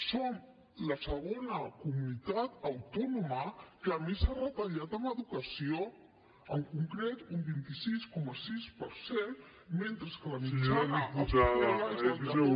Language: Catalan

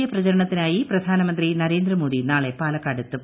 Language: Malayalam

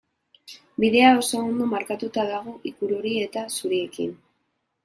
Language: Basque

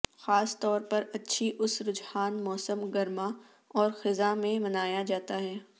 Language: Urdu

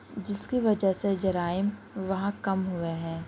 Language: Urdu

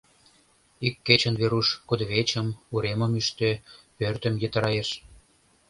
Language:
Mari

